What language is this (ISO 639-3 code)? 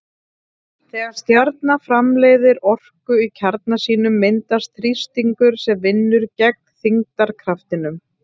isl